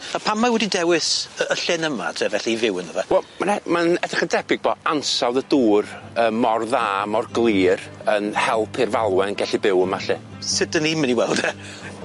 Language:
Welsh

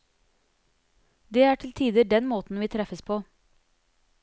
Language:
Norwegian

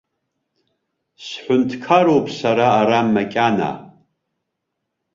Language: Abkhazian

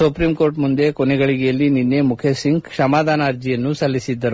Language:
Kannada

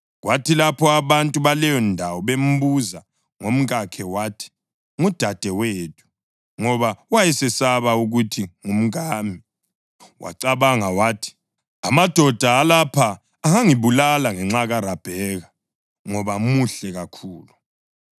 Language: North Ndebele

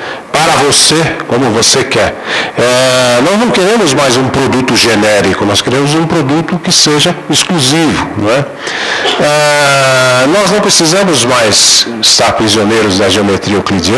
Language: Portuguese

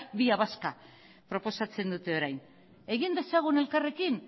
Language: Basque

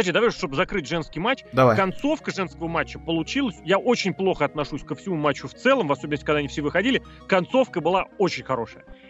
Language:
Russian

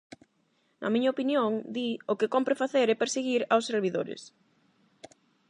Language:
Galician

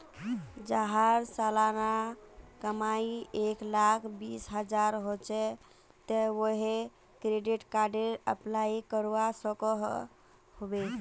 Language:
Magahi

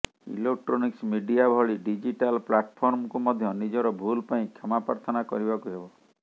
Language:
Odia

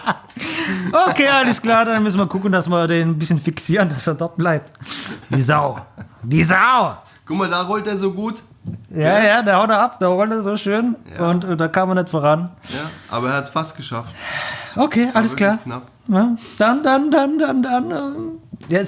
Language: German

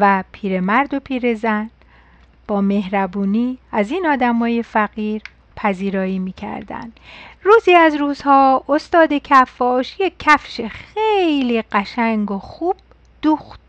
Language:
Persian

